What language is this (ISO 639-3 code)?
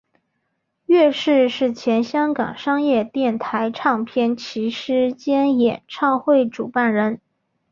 zho